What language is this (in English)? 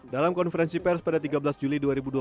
Indonesian